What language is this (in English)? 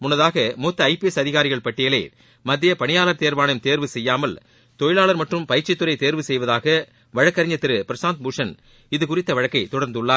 Tamil